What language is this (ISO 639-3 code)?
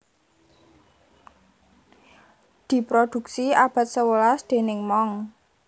jav